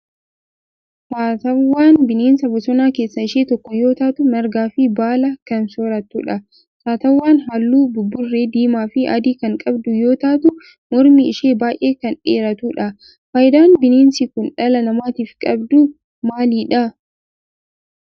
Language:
Oromo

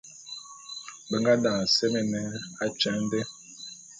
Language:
Bulu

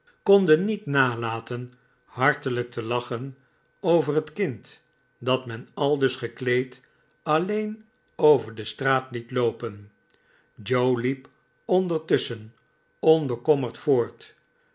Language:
Dutch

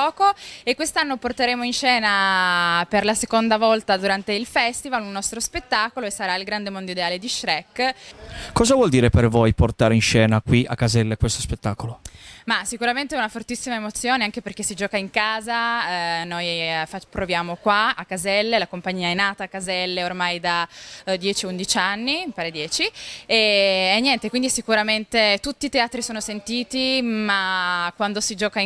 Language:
Italian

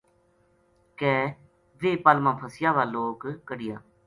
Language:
Gujari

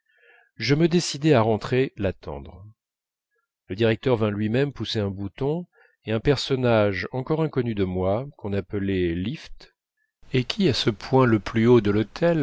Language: French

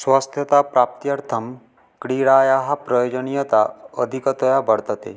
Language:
Sanskrit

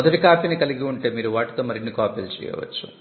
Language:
Telugu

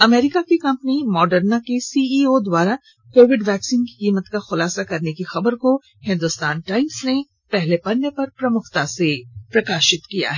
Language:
Hindi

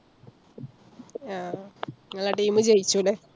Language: Malayalam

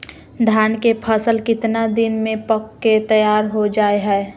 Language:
Magahi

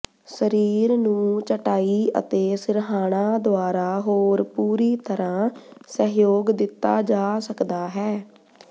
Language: Punjabi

